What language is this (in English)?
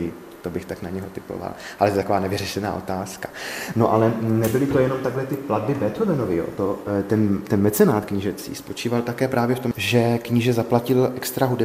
Czech